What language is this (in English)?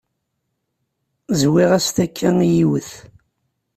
Kabyle